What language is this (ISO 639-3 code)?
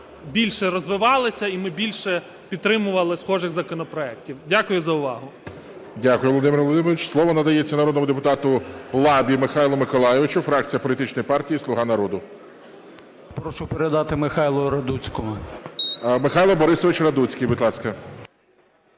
ukr